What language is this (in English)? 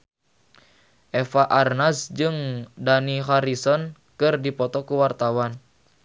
Sundanese